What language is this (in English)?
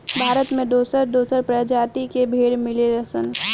Bhojpuri